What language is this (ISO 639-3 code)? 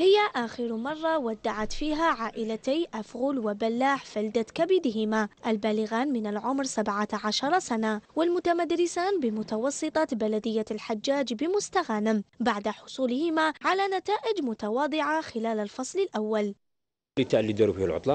ara